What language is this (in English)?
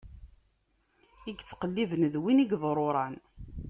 Kabyle